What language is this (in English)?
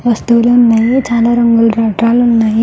Telugu